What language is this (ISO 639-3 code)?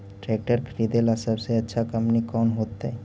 mag